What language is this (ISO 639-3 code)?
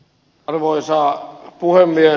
fin